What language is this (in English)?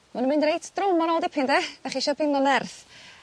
Welsh